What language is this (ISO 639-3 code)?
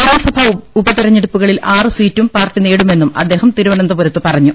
mal